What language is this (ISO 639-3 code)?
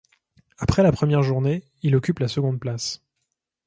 fra